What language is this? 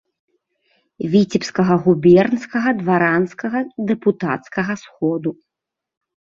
Belarusian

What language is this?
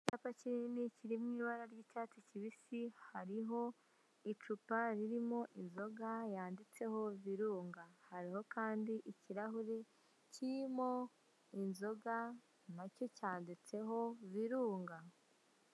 Kinyarwanda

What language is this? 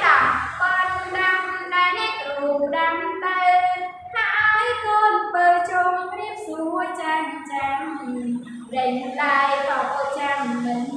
Vietnamese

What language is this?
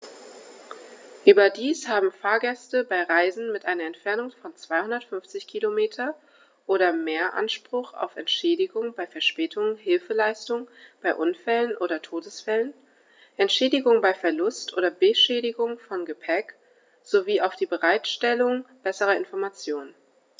German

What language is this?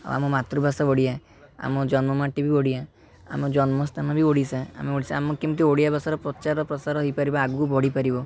Odia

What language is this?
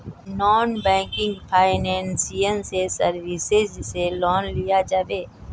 Magahi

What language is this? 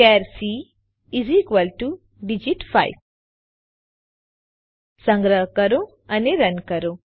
Gujarati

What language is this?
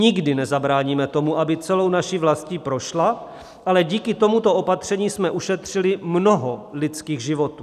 Czech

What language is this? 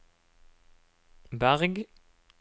Norwegian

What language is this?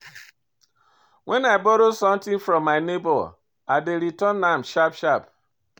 Nigerian Pidgin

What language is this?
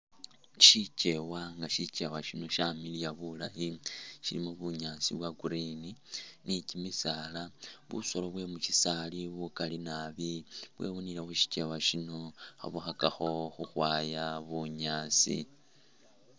Masaaba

